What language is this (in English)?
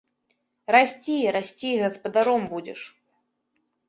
Belarusian